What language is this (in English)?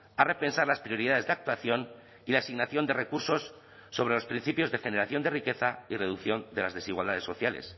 Spanish